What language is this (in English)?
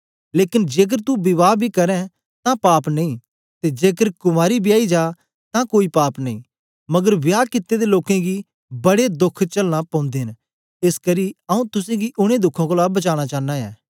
Dogri